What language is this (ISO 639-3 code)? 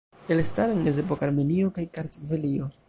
epo